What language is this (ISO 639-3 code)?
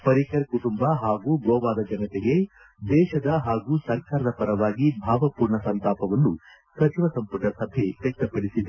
kan